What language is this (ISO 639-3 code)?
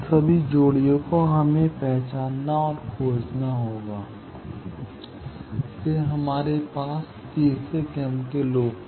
hin